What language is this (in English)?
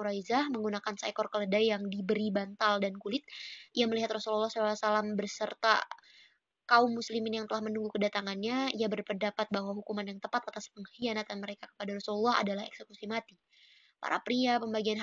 Indonesian